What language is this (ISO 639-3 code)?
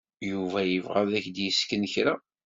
kab